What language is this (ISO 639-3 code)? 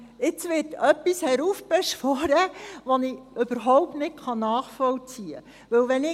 gsw